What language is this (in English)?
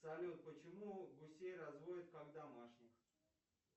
Russian